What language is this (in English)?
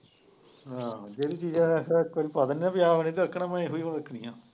Punjabi